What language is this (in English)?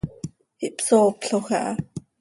Seri